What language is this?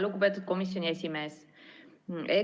Estonian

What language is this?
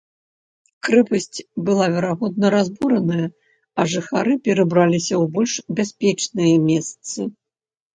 Belarusian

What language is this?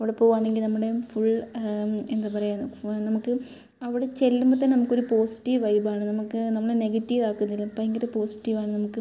Malayalam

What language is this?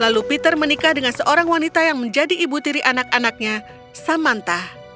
Indonesian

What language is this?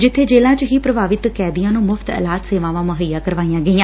Punjabi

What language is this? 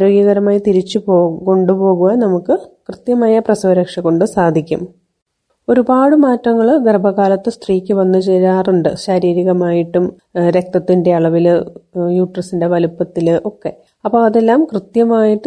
Malayalam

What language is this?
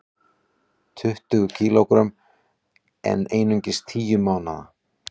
Icelandic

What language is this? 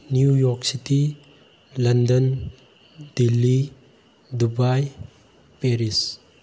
Manipuri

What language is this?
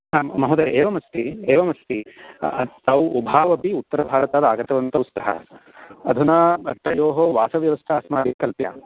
Sanskrit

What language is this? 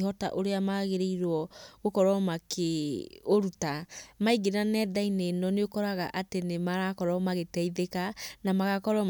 Kikuyu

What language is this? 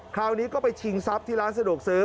Thai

